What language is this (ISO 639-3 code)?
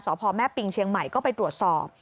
tha